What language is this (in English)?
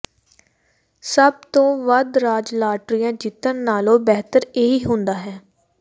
Punjabi